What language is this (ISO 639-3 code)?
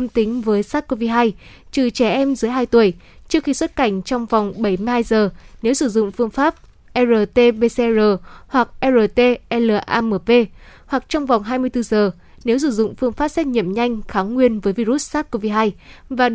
vie